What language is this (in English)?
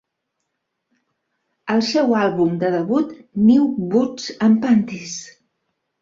Catalan